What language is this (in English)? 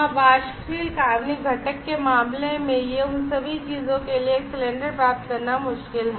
Hindi